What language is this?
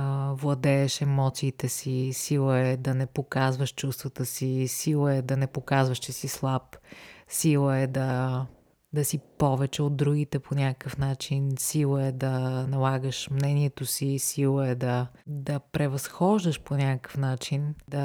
Bulgarian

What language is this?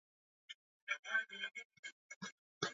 Swahili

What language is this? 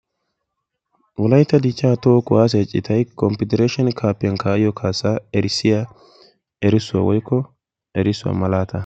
Wolaytta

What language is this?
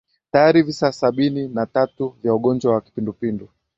Swahili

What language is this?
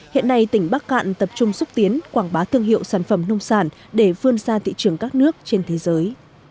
Vietnamese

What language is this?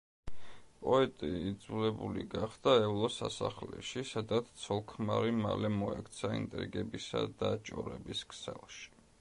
Georgian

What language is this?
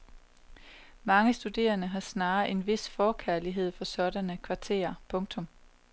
Danish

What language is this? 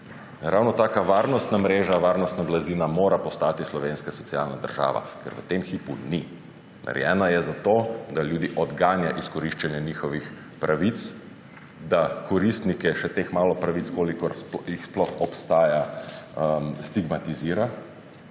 Slovenian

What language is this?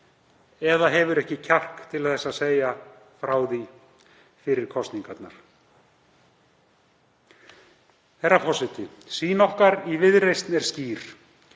Icelandic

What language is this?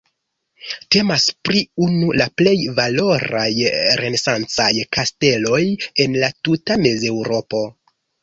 Esperanto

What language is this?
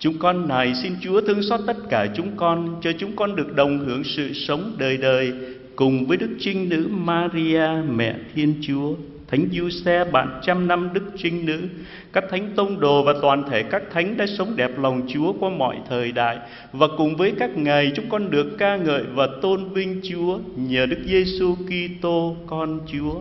Vietnamese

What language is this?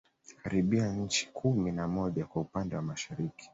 Swahili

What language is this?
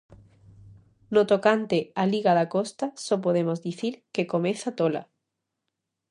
Galician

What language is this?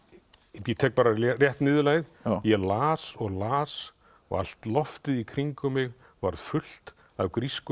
Icelandic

